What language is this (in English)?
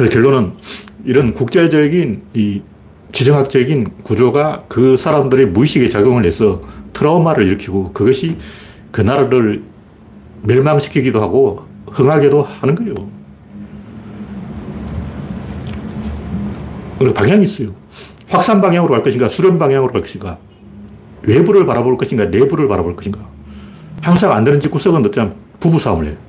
Korean